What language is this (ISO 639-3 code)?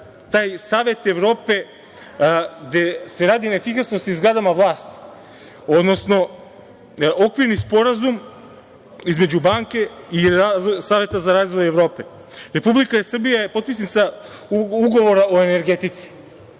srp